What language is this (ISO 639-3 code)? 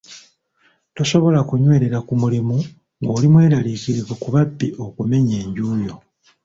lug